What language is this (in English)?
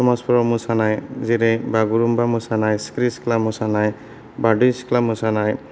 Bodo